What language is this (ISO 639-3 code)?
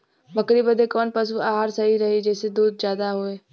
bho